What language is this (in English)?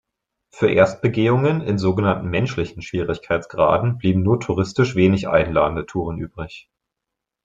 German